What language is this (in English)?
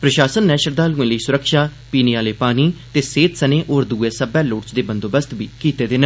Dogri